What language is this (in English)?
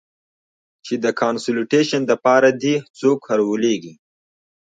Pashto